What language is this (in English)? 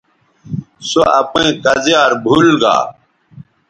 Bateri